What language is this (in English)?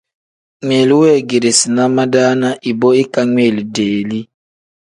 Tem